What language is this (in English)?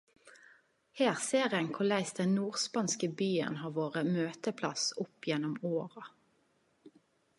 Norwegian Nynorsk